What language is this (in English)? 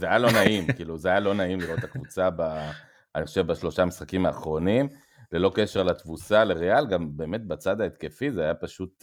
Hebrew